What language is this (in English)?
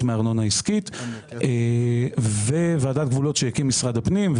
Hebrew